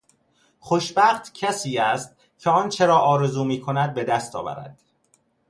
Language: Persian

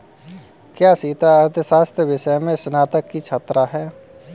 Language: Hindi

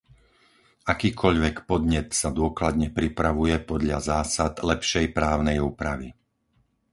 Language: Slovak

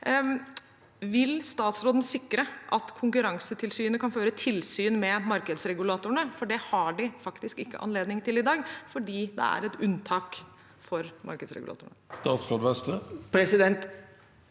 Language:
Norwegian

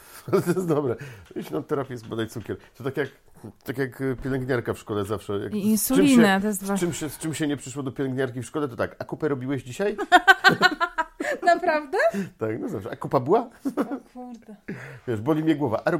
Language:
Polish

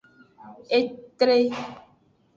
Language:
Aja (Benin)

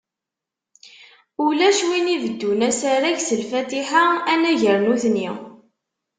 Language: Kabyle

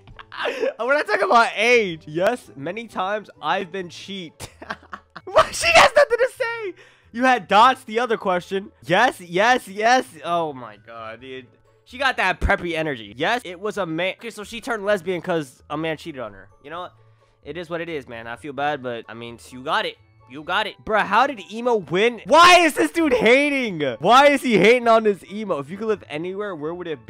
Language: English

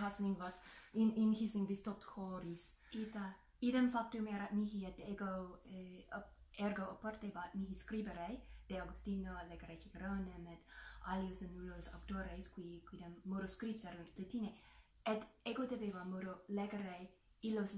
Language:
Italian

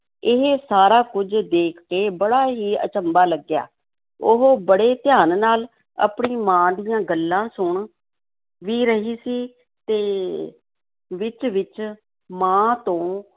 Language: Punjabi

